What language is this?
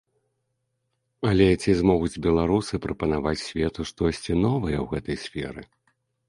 Belarusian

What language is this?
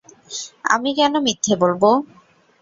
Bangla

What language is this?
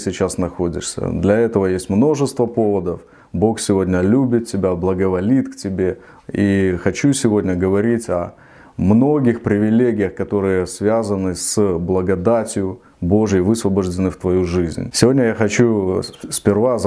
Russian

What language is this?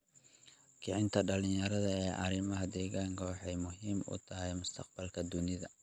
Somali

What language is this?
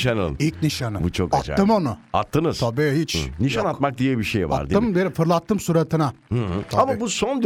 Turkish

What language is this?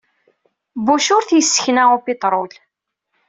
Kabyle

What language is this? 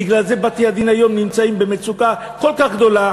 Hebrew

